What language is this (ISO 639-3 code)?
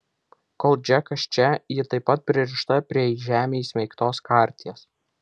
lit